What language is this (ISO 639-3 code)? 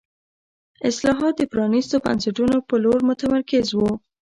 pus